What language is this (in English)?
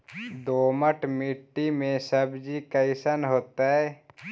Magahi